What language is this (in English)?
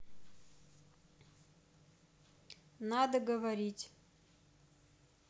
Russian